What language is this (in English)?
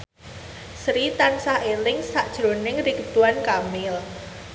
Javanese